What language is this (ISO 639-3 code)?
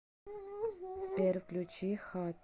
rus